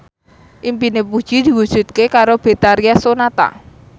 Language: Javanese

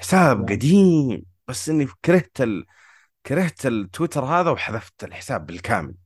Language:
Arabic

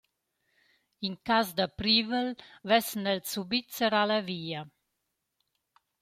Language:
Romansh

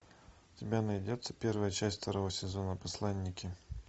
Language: Russian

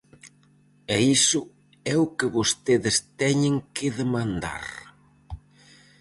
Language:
Galician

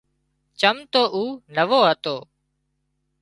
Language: Wadiyara Koli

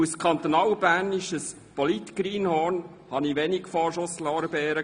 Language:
Swiss German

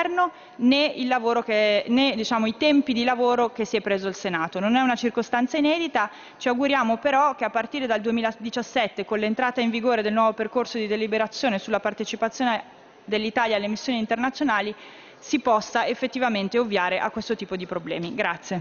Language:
Italian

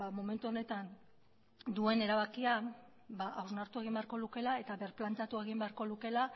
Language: Basque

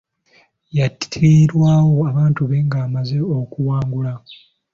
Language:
Ganda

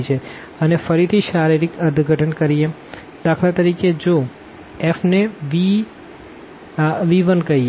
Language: Gujarati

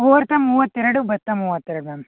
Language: Kannada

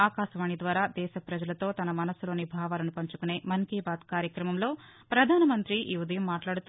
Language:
Telugu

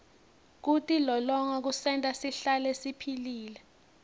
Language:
Swati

